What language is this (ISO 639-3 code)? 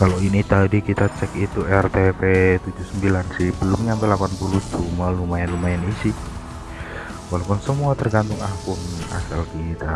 ind